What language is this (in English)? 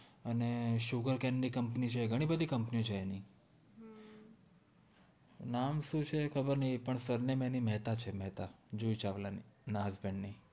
Gujarati